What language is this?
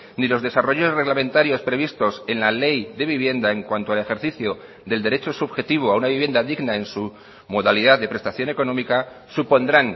Spanish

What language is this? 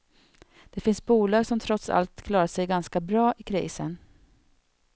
Swedish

